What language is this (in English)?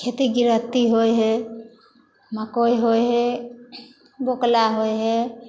Maithili